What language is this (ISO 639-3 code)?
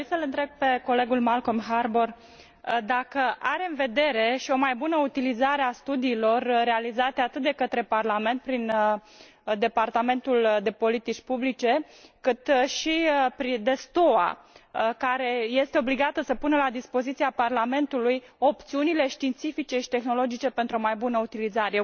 ron